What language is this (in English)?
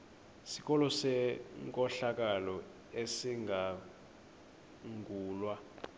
Xhosa